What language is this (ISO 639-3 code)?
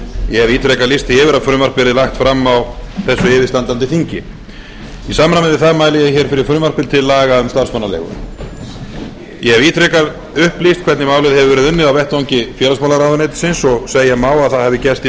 isl